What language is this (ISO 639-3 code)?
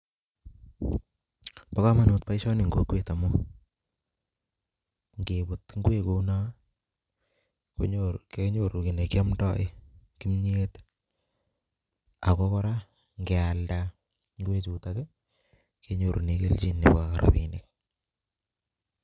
kln